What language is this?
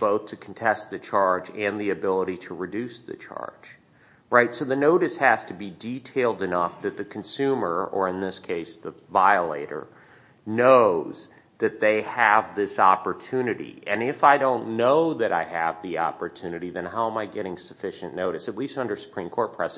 English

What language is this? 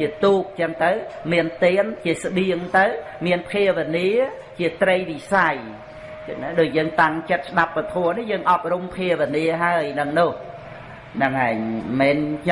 Vietnamese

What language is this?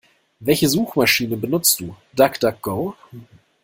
German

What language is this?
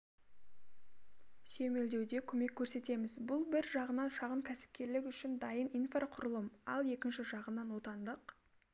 Kazakh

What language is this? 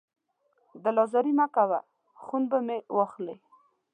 Pashto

